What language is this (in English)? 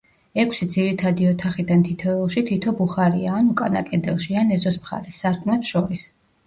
Georgian